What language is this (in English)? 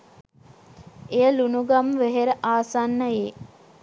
Sinhala